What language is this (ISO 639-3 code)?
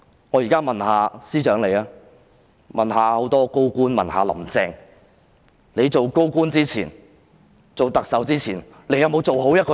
yue